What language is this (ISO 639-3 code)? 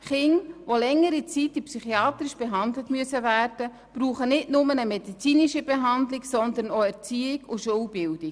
gsw